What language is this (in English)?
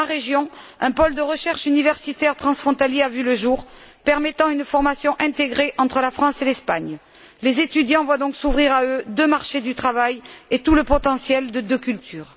French